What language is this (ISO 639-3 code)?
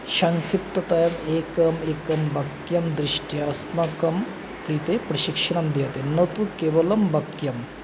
san